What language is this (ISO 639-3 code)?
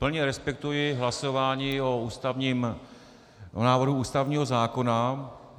ces